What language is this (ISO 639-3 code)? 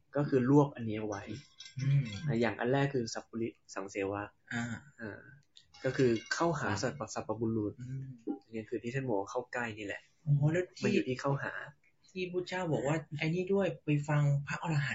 tha